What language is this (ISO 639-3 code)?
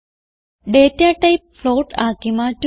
mal